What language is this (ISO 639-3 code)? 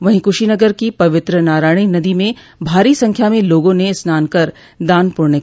hin